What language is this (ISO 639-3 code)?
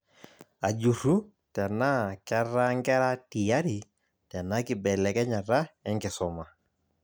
mas